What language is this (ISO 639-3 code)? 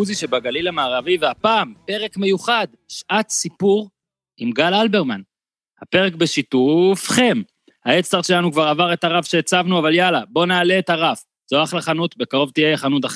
heb